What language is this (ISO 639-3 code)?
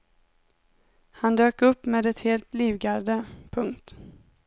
swe